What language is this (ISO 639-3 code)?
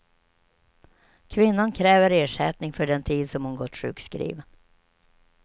swe